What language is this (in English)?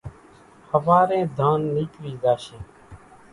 Kachi Koli